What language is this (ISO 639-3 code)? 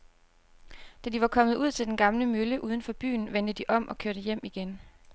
dan